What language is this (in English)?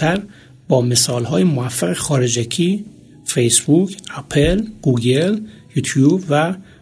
Persian